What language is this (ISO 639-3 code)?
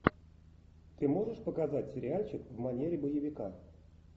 rus